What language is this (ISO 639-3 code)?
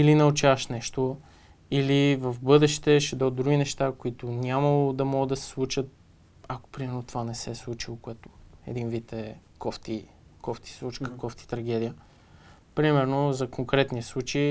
bul